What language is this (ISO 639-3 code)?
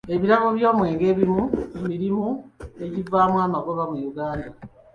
lug